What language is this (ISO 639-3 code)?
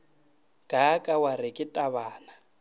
nso